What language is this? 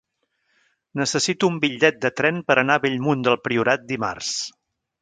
Catalan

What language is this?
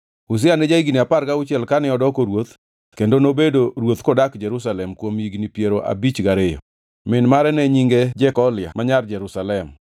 Luo (Kenya and Tanzania)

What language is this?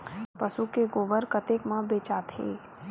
Chhattisgarhi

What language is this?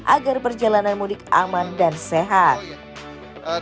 Indonesian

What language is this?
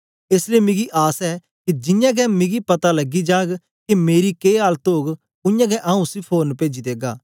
Dogri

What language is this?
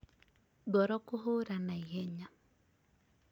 Kikuyu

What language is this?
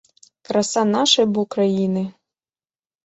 Belarusian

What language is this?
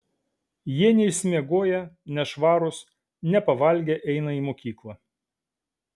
Lithuanian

